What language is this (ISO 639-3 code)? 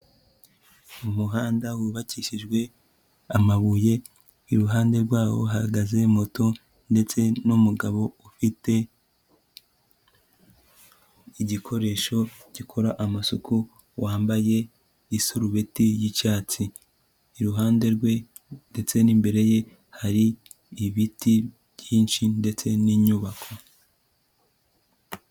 kin